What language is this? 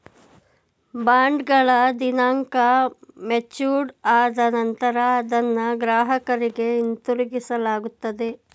Kannada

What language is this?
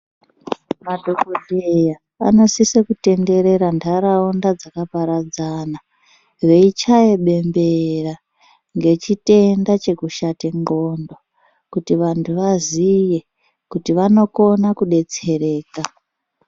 Ndau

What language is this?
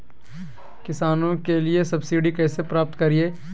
Magahi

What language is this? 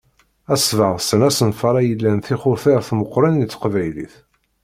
Kabyle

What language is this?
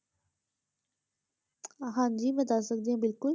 Punjabi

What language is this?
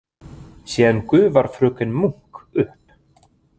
Icelandic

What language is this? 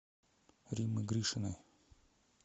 Russian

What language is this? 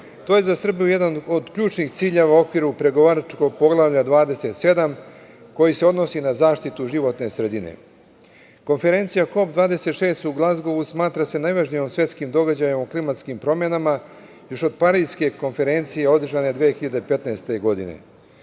Serbian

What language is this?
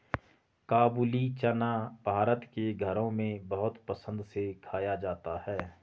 Hindi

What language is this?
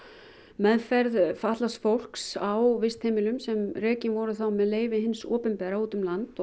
Icelandic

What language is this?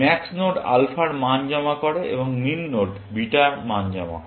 Bangla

